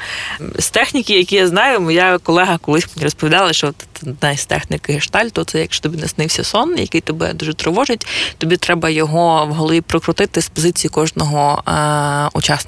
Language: Ukrainian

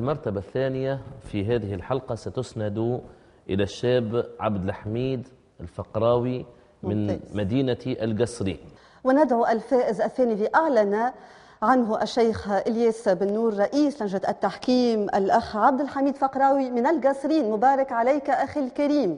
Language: Arabic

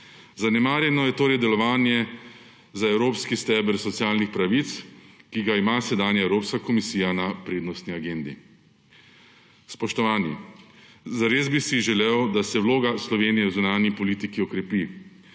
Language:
Slovenian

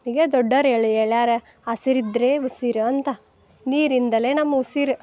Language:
Kannada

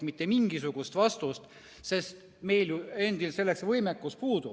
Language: Estonian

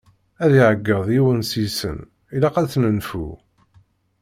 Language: Kabyle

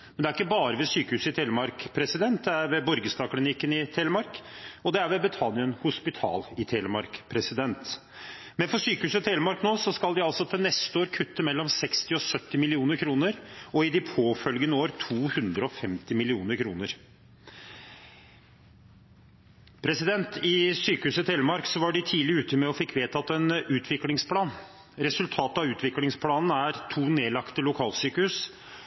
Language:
Norwegian Bokmål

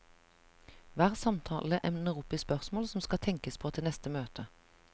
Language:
Norwegian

